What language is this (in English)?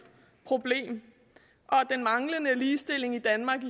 Danish